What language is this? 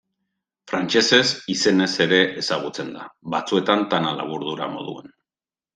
Basque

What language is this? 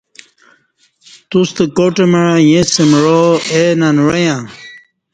Kati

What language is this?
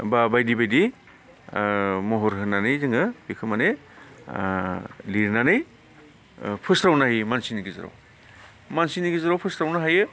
Bodo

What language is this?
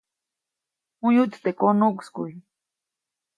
Copainalá Zoque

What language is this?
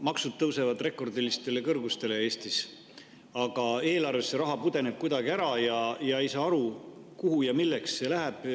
Estonian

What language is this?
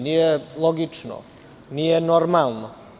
Serbian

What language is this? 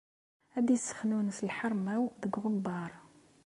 Kabyle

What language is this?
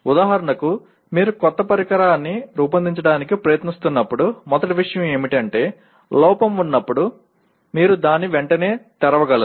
Telugu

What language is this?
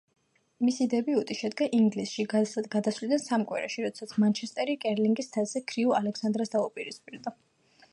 Georgian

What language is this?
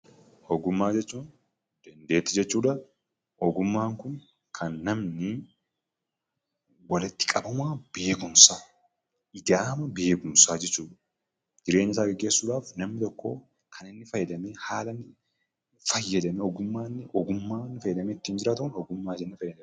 Oromo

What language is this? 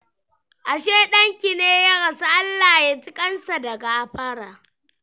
Hausa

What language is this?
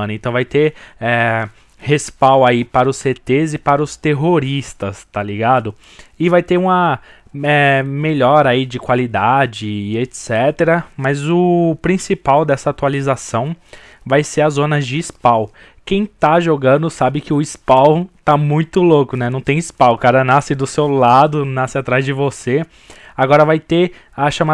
Portuguese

